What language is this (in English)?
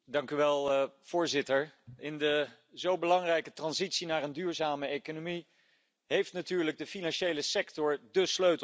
Dutch